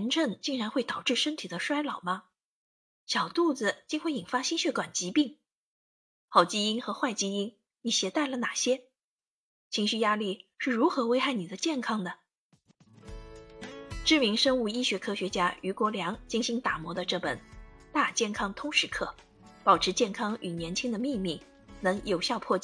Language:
Chinese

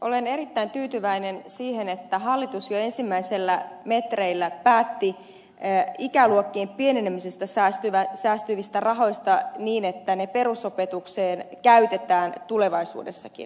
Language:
Finnish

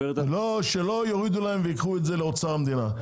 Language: Hebrew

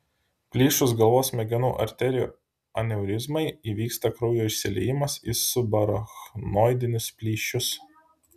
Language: Lithuanian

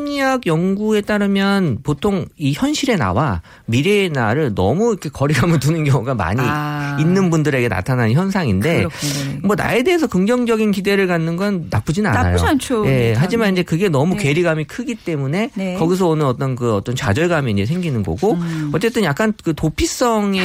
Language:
Korean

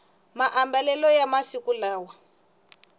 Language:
Tsonga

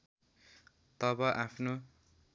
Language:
Nepali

